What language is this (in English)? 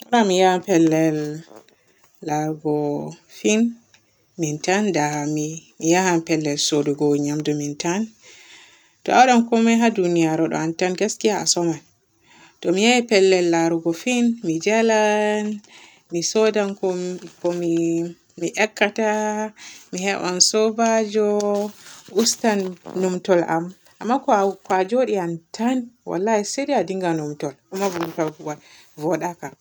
Borgu Fulfulde